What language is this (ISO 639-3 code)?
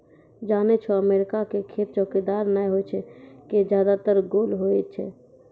mai